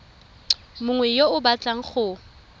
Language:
Tswana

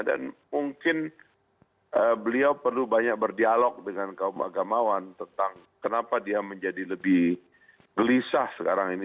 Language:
Indonesian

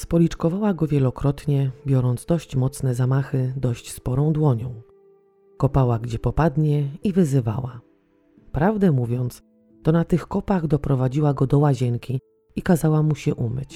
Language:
Polish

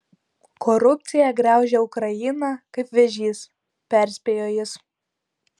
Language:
Lithuanian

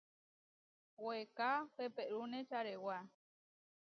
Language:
Huarijio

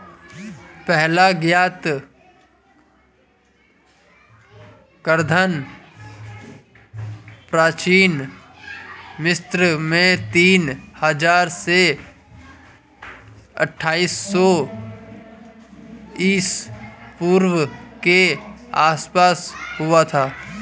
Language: Hindi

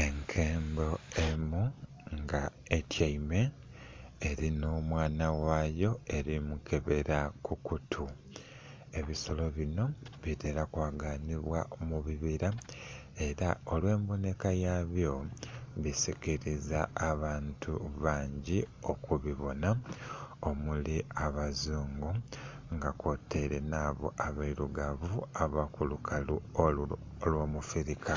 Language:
Soga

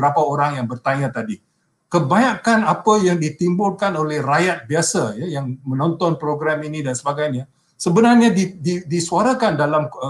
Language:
Malay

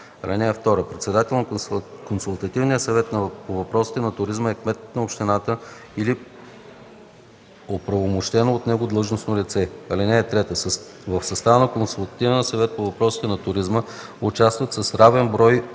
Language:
Bulgarian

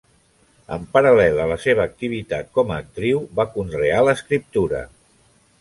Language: Catalan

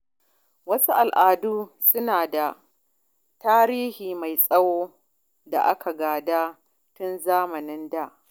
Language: Hausa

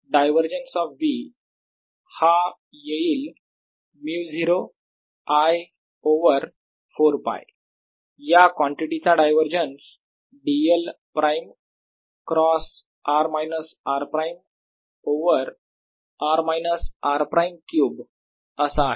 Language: Marathi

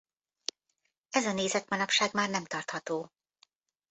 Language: Hungarian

